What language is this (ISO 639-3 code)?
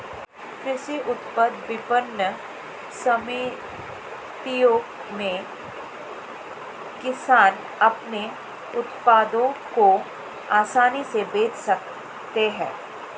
hin